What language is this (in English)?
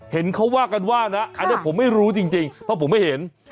Thai